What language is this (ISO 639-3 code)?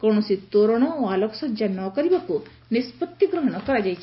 ori